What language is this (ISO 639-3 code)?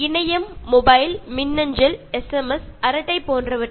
mal